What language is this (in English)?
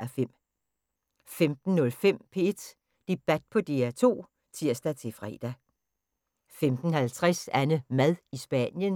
Danish